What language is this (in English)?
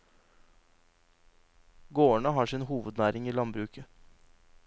Norwegian